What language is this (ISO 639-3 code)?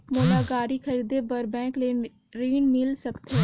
hne